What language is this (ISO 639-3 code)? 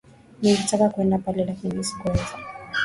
swa